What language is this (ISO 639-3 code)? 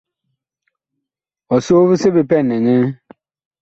bkh